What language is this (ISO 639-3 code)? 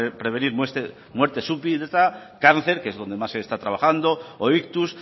spa